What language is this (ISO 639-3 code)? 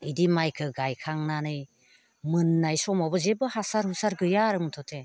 brx